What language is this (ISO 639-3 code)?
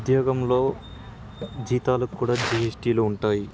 tel